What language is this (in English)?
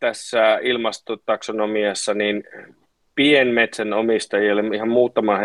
Finnish